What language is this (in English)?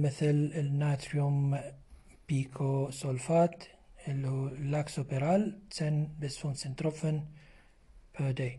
Arabic